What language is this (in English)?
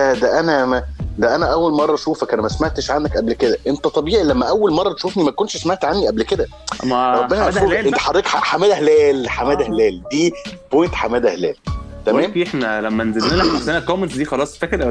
Arabic